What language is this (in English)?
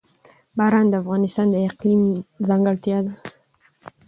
Pashto